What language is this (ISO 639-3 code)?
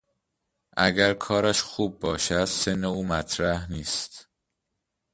fas